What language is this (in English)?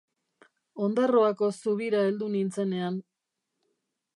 Basque